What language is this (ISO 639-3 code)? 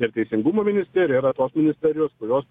lit